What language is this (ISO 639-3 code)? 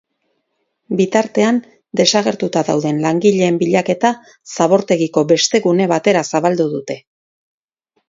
eus